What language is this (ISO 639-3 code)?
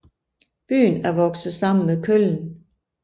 dan